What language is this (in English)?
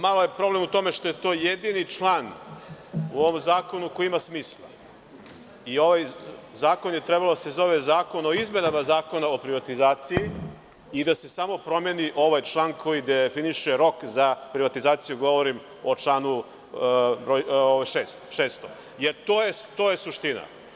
Serbian